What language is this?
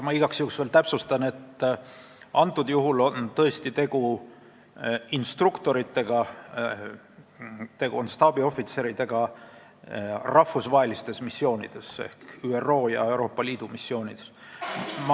Estonian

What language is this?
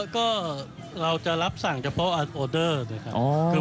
Thai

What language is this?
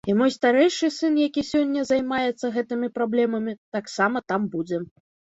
Belarusian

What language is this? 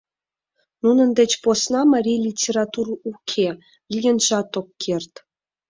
Mari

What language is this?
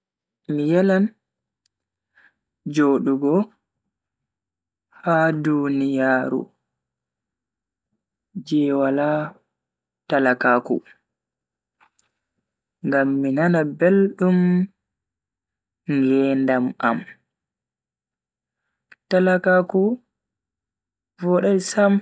Bagirmi Fulfulde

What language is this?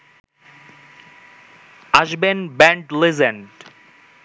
Bangla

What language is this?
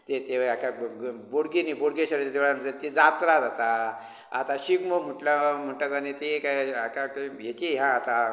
Konkani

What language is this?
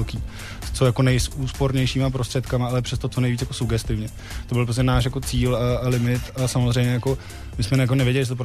Czech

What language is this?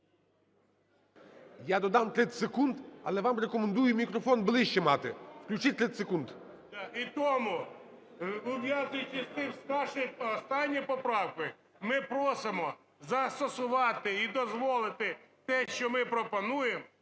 Ukrainian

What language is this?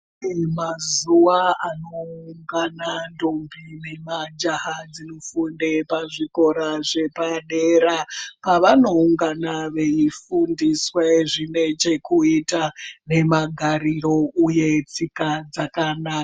Ndau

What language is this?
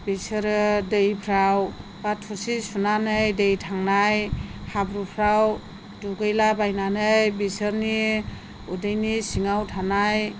Bodo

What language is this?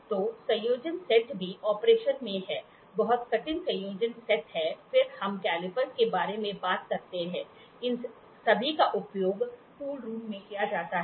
Hindi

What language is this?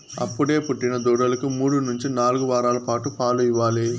Telugu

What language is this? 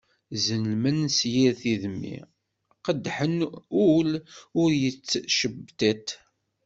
Kabyle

